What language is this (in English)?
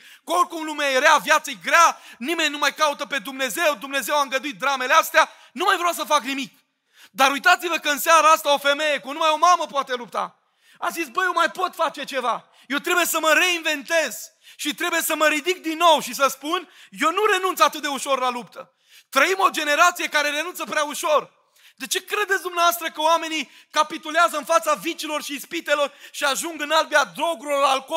Romanian